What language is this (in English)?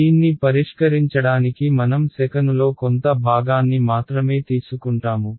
Telugu